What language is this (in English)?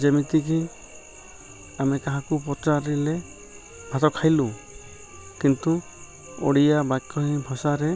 Odia